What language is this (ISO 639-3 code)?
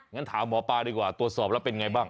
tha